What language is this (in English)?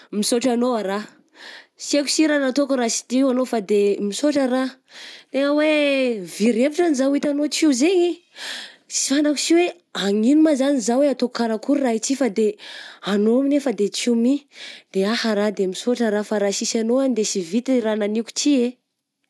Southern Betsimisaraka Malagasy